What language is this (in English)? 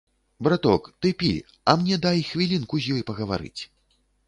Belarusian